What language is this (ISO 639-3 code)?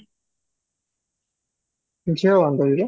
ori